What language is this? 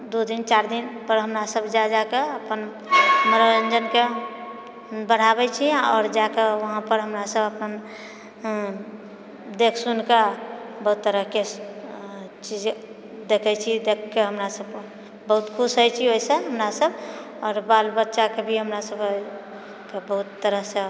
Maithili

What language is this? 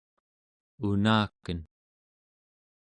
Central Yupik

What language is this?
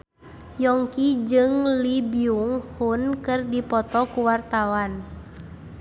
Sundanese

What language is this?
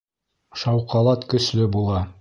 Bashkir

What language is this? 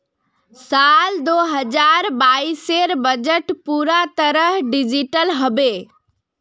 Magahi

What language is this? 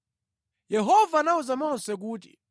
Nyanja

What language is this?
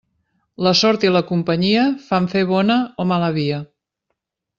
Catalan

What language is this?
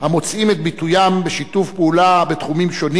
Hebrew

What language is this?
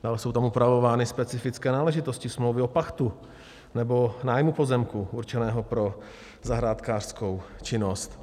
Czech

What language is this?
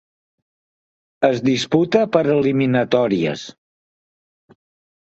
Catalan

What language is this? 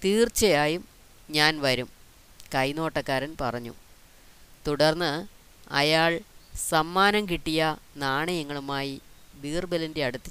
Malayalam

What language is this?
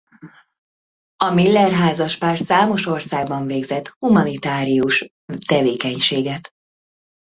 Hungarian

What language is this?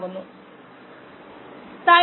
Malayalam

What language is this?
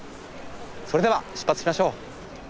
Japanese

